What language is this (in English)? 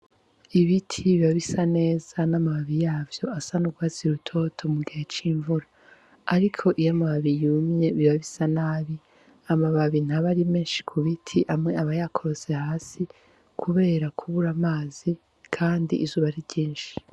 Rundi